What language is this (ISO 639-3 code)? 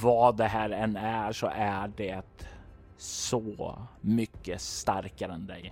swe